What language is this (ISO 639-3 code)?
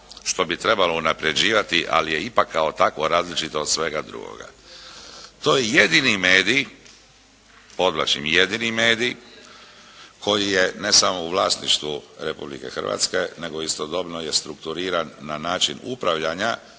hrv